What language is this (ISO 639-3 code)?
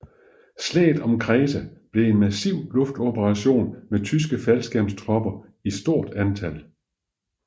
dan